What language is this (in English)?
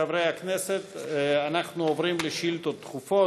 Hebrew